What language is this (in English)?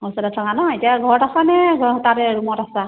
Assamese